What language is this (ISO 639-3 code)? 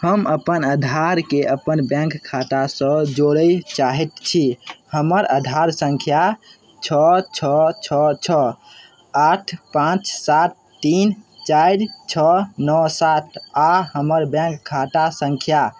mai